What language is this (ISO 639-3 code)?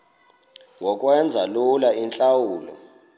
xho